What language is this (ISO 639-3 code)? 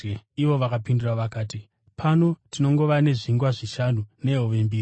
sna